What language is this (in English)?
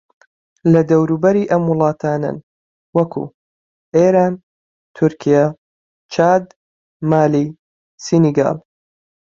Central Kurdish